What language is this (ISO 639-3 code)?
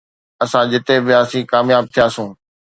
snd